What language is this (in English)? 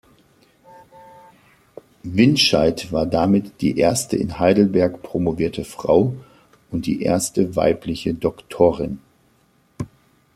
German